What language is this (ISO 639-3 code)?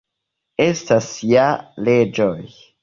epo